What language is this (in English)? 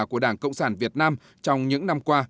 Vietnamese